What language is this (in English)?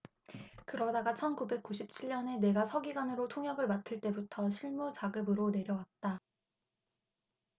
Korean